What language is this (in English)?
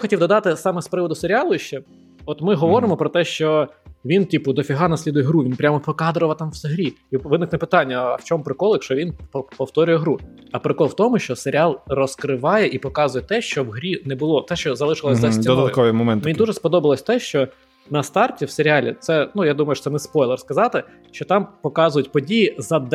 Ukrainian